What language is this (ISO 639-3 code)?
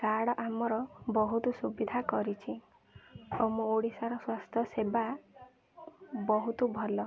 ori